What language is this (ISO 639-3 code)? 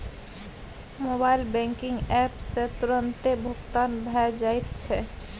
mai